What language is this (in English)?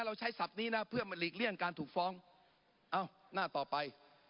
Thai